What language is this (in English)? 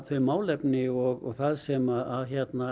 Icelandic